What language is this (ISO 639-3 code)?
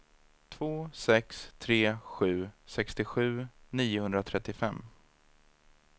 swe